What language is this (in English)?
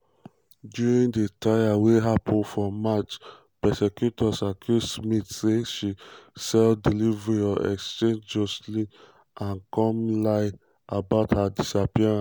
Nigerian Pidgin